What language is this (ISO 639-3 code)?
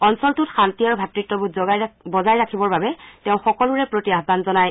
asm